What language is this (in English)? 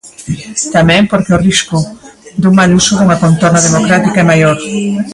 Galician